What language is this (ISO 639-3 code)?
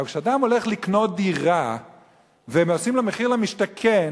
heb